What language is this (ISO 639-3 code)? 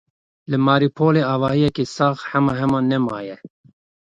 kur